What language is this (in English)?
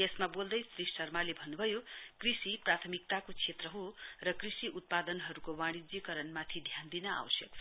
Nepali